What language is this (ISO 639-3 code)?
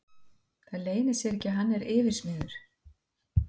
isl